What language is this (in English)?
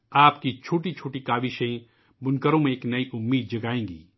Urdu